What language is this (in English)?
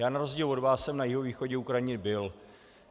Czech